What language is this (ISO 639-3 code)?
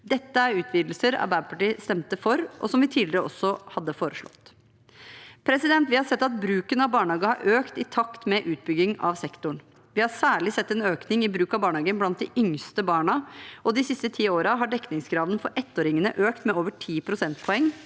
nor